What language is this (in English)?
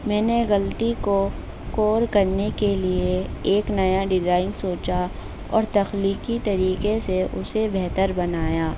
Urdu